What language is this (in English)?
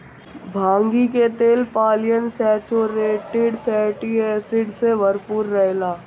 Bhojpuri